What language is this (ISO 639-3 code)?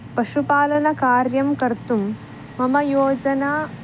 san